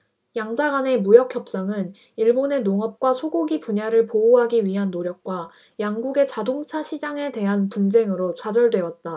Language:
Korean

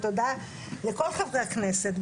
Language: Hebrew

